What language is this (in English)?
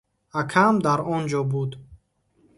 Tajik